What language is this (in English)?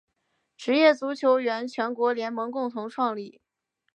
Chinese